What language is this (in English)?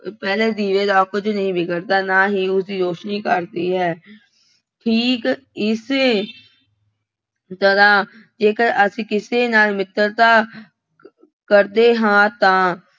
Punjabi